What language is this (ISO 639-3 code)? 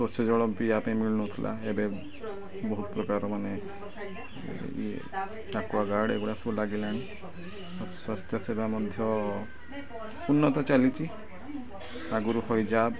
ori